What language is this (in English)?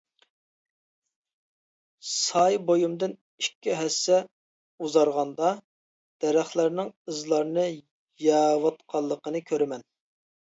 Uyghur